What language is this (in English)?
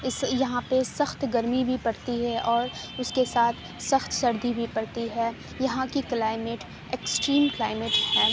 Urdu